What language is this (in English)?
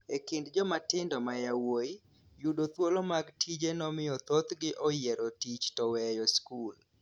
Luo (Kenya and Tanzania)